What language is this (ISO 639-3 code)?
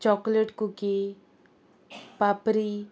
kok